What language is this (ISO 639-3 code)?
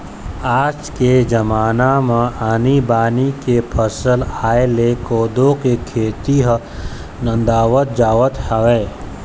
hne